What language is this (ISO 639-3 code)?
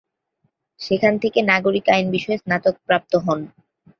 ben